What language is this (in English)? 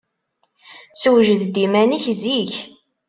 Kabyle